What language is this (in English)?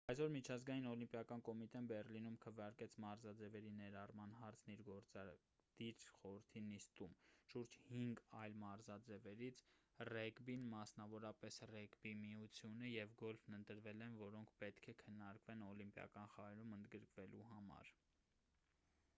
Armenian